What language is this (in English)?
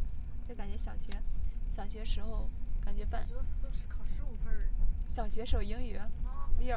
Chinese